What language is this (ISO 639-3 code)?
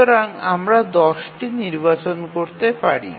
ben